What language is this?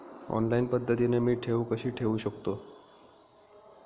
Marathi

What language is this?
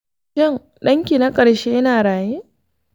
Hausa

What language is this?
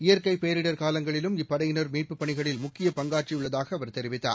Tamil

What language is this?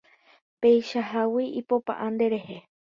Guarani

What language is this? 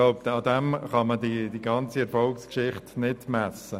Swiss German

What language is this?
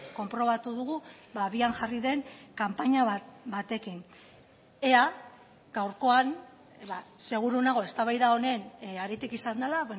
Basque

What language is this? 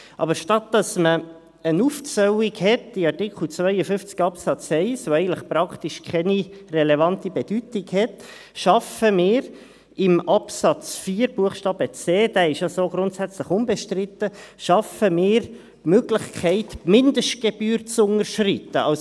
Swiss German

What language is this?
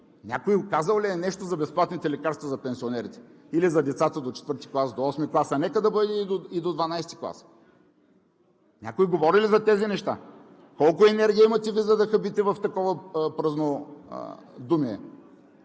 Bulgarian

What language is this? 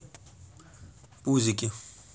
Russian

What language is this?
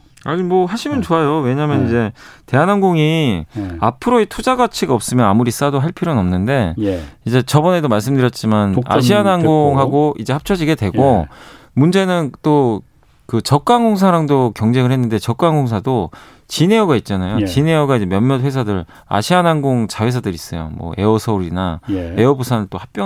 Korean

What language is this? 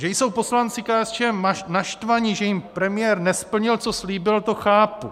Czech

